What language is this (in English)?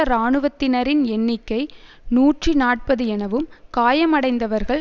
Tamil